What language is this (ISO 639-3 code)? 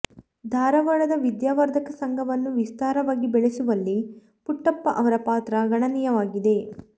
kan